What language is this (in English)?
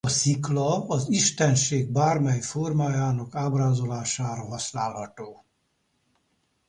Hungarian